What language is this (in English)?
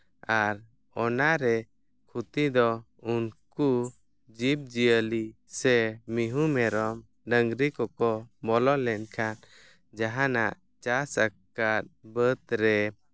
Santali